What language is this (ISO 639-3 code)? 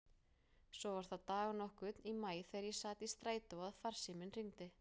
isl